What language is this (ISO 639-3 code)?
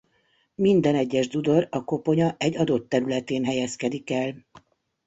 hun